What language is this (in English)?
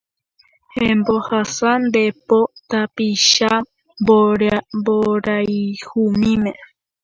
Guarani